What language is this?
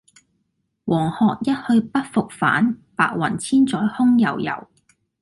Cantonese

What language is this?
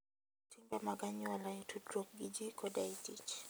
Luo (Kenya and Tanzania)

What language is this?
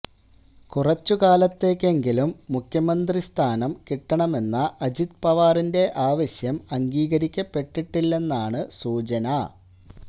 Malayalam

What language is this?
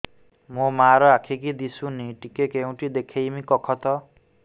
Odia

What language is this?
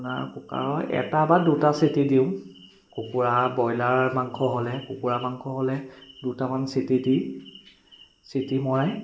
Assamese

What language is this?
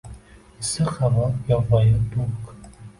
Uzbek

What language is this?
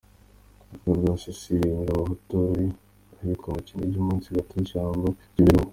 Kinyarwanda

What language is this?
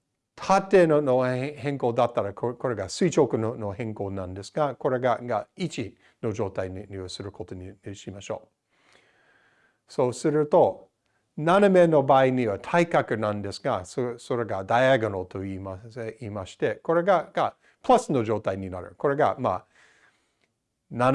Japanese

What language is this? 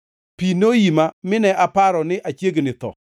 Luo (Kenya and Tanzania)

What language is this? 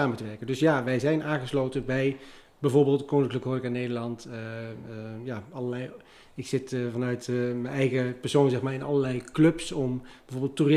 Dutch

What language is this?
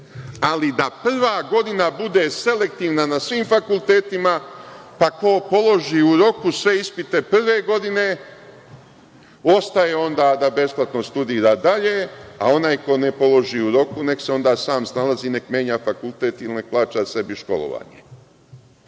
Serbian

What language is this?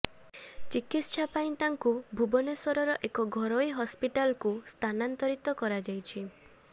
Odia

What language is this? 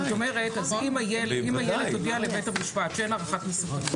Hebrew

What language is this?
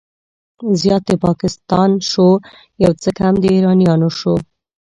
Pashto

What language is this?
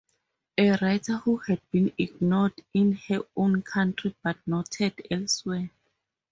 English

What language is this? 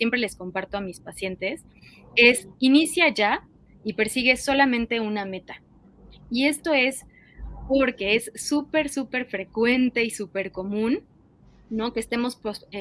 Spanish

